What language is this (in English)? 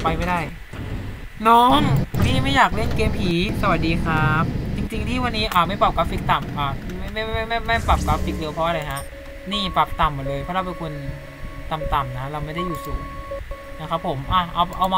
Thai